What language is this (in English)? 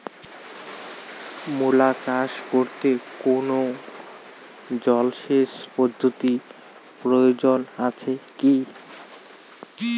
Bangla